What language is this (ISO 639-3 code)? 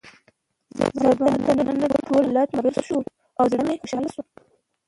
pus